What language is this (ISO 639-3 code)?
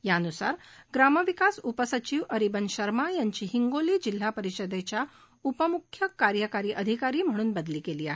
mar